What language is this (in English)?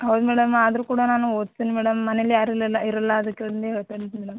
Kannada